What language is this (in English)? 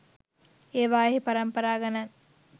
Sinhala